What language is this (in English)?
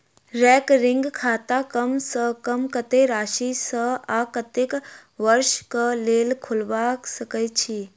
Maithili